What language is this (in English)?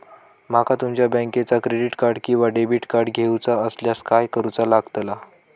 Marathi